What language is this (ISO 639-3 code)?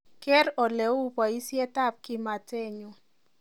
kln